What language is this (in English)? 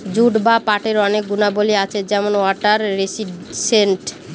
Bangla